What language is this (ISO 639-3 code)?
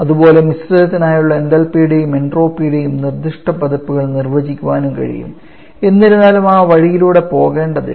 mal